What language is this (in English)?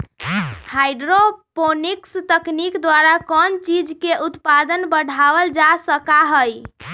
Magahi